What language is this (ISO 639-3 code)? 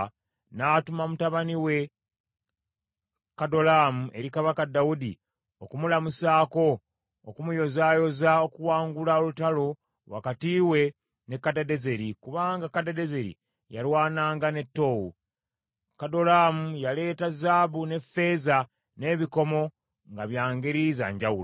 lug